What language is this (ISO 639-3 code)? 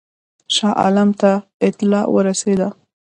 pus